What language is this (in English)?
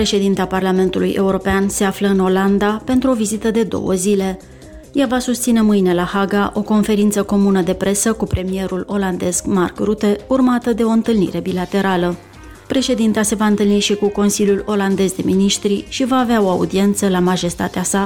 Romanian